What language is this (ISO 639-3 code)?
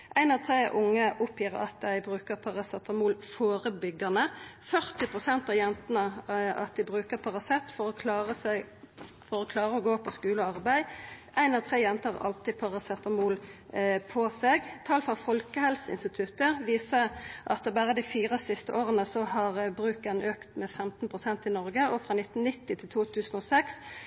nno